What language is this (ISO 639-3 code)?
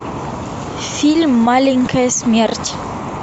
rus